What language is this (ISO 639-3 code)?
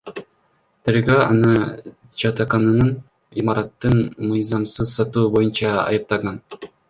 kir